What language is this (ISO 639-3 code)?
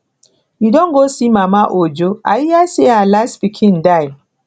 pcm